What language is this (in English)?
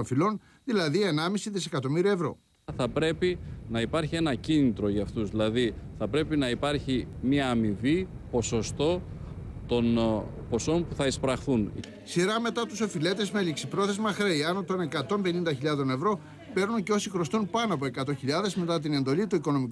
Greek